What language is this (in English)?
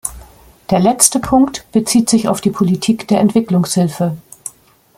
German